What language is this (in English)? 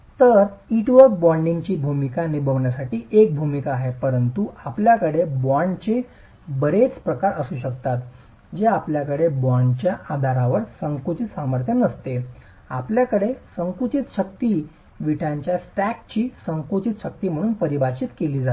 Marathi